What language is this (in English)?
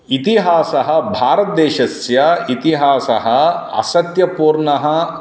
Sanskrit